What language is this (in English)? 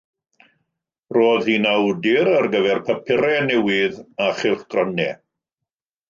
Welsh